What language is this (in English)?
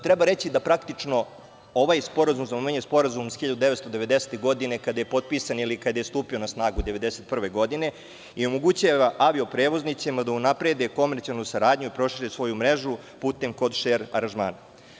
Serbian